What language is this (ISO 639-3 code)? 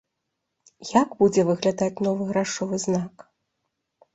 bel